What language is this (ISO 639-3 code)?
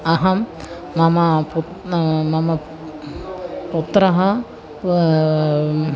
san